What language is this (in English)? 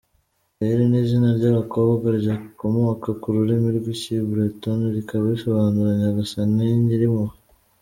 Kinyarwanda